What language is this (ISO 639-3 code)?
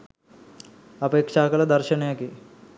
sin